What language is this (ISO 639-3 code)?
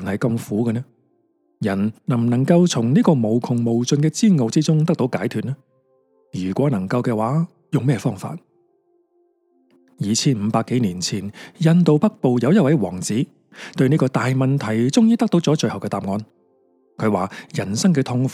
zho